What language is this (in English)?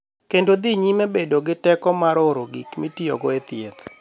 Luo (Kenya and Tanzania)